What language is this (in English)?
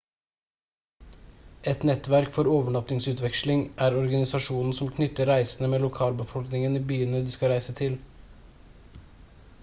Norwegian Bokmål